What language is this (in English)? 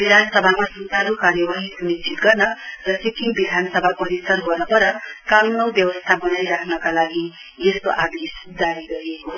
Nepali